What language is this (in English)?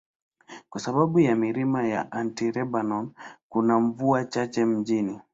Swahili